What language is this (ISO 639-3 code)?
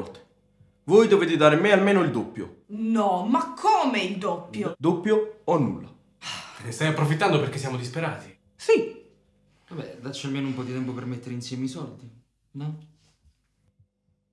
ita